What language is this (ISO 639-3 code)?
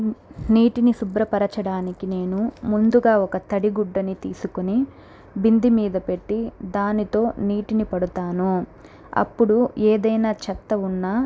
tel